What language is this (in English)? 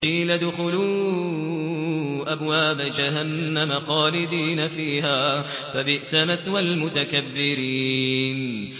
Arabic